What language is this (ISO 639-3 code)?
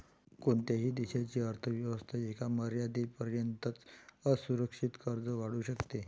mar